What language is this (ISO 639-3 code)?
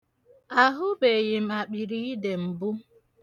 ibo